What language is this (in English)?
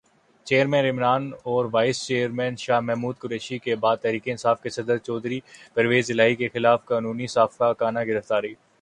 Urdu